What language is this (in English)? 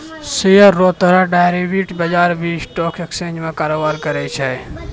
Maithili